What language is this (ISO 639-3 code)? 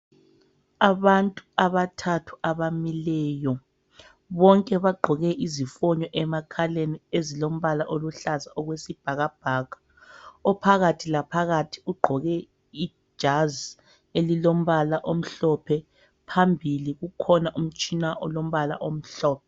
nde